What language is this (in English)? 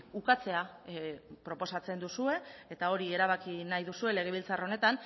Basque